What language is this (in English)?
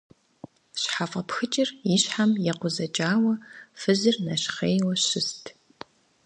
Kabardian